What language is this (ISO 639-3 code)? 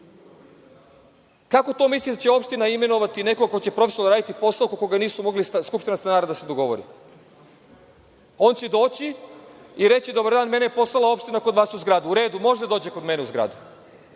srp